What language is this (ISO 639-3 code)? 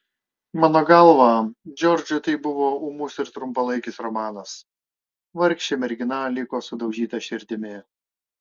lit